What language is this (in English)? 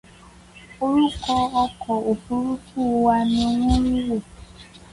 Yoruba